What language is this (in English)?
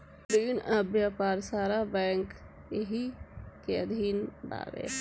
Bhojpuri